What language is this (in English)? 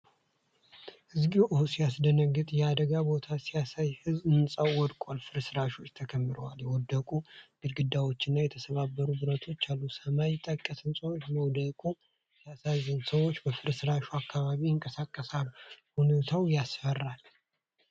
Amharic